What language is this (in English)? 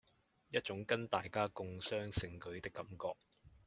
Chinese